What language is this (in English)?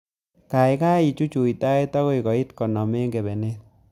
Kalenjin